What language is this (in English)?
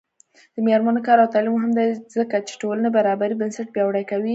Pashto